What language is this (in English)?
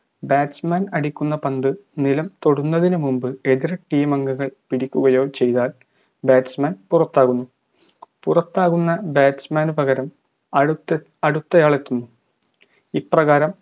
Malayalam